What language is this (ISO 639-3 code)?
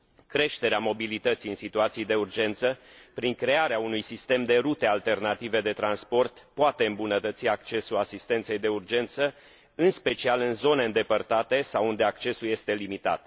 ron